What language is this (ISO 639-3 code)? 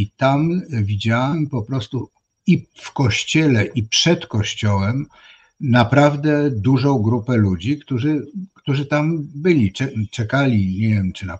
pol